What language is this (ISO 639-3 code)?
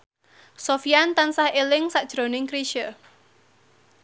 jav